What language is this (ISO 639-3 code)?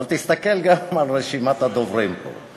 heb